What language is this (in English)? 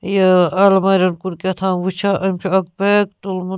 Kashmiri